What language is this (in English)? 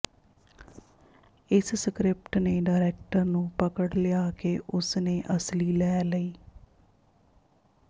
Punjabi